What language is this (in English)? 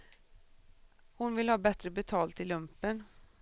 Swedish